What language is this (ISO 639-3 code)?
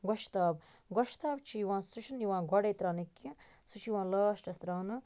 kas